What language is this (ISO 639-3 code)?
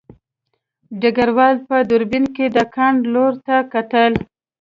pus